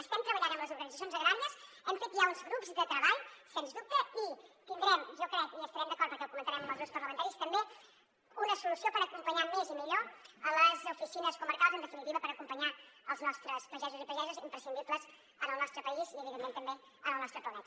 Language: Catalan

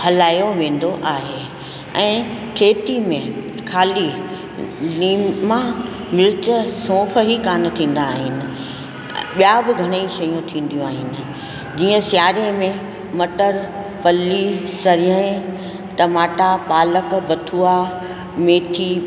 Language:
Sindhi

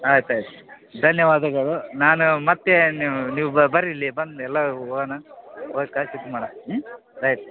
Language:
Kannada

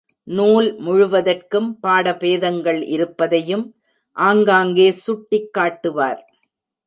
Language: Tamil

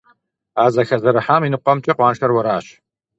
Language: Kabardian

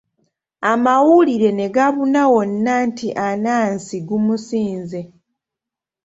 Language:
Ganda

